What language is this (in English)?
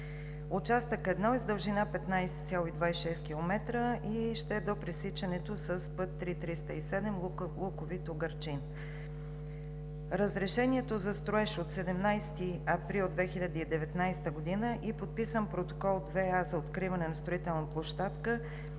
Bulgarian